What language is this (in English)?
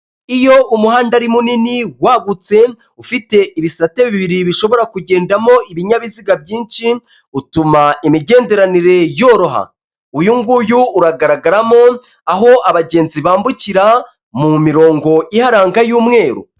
Kinyarwanda